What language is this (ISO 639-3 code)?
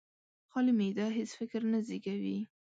pus